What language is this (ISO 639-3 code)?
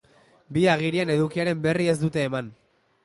eus